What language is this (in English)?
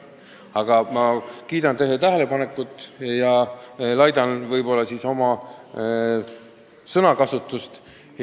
Estonian